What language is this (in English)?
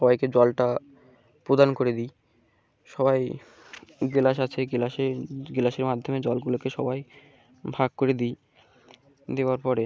Bangla